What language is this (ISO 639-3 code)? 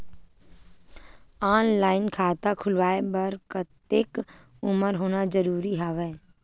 hne